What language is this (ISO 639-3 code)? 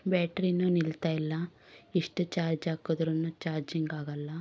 kan